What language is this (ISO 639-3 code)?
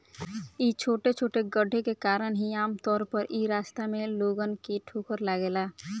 bho